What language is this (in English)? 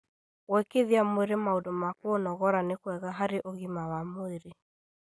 Kikuyu